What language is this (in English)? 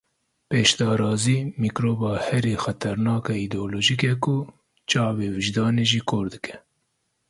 Kurdish